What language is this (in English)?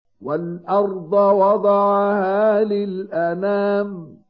Arabic